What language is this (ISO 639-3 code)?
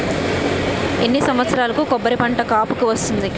tel